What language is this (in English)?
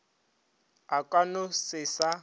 Northern Sotho